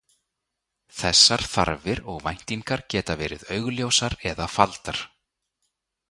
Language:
Icelandic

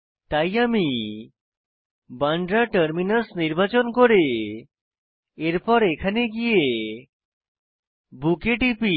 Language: Bangla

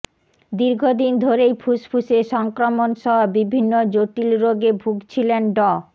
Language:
Bangla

